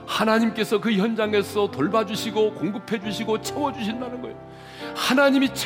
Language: Korean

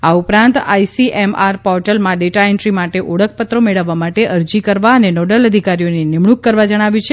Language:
Gujarati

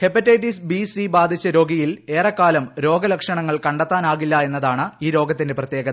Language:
Malayalam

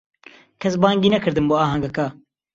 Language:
Central Kurdish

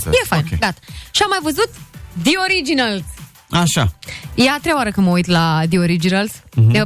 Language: Romanian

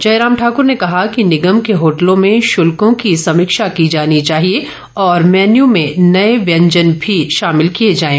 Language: Hindi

